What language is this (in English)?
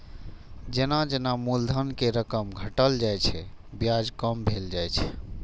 Maithili